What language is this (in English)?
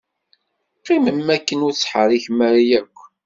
Kabyle